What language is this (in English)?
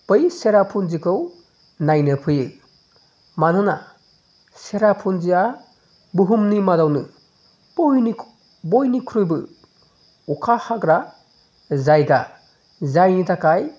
Bodo